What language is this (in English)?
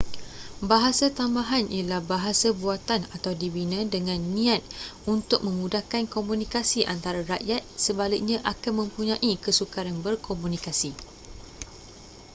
Malay